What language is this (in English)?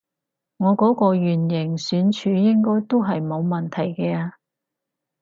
Cantonese